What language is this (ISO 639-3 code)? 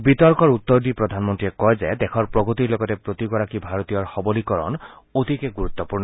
asm